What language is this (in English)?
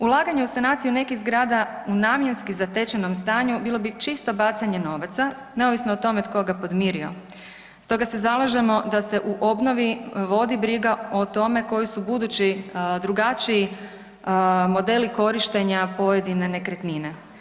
Croatian